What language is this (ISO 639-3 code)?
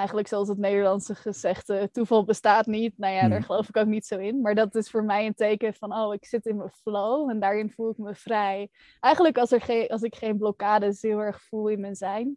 nld